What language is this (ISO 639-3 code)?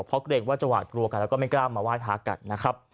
tha